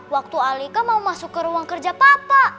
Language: Indonesian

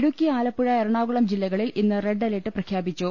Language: Malayalam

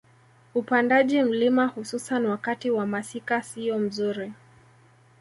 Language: Swahili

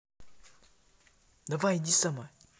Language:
Russian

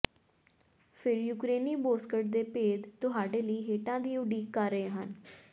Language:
Punjabi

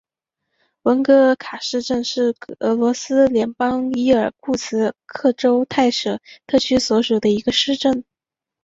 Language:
Chinese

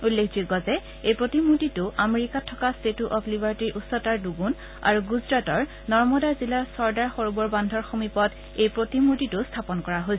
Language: Assamese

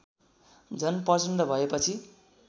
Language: Nepali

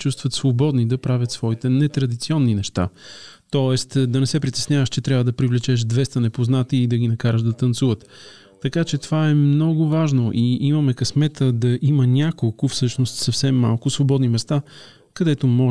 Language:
Bulgarian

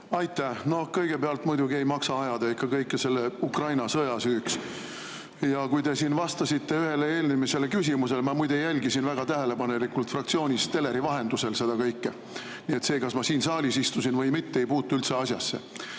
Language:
Estonian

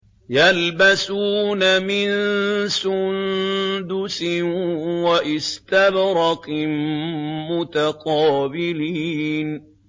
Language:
Arabic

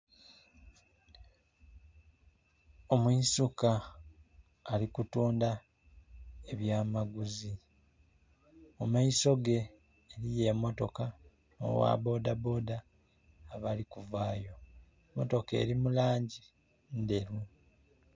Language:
Soga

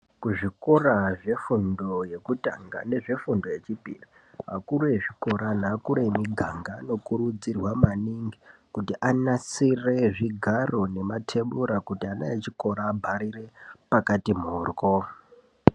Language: Ndau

